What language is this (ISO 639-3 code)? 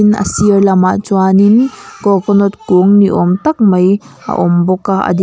lus